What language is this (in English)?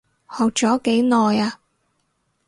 Cantonese